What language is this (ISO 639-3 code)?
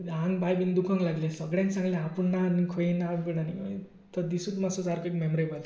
kok